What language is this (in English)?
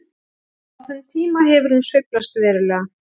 Icelandic